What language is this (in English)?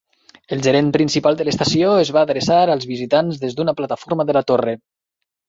Catalan